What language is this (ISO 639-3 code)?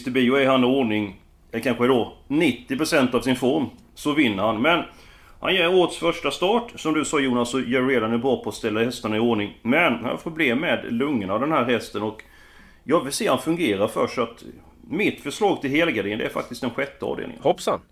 swe